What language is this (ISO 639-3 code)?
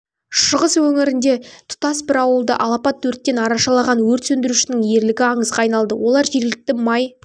kaz